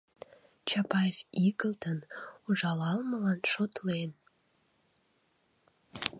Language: Mari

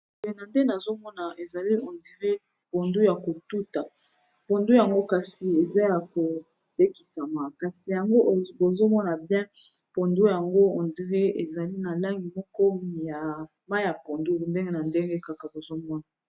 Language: Lingala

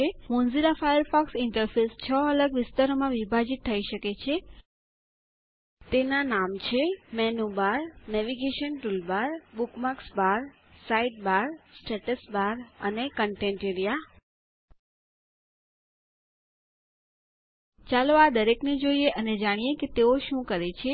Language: Gujarati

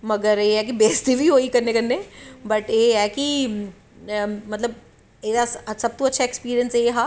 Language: Dogri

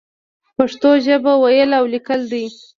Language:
Pashto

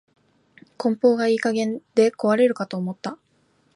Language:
Japanese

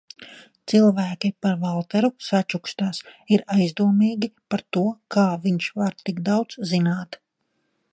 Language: Latvian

